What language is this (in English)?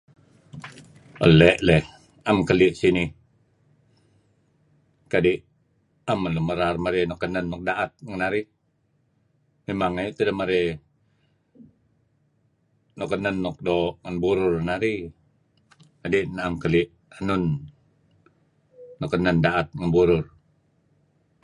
Kelabit